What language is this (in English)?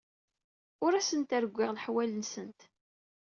Kabyle